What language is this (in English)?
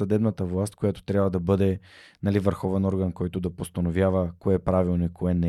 Bulgarian